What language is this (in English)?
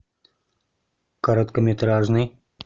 Russian